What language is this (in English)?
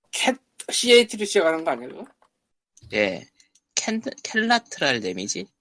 Korean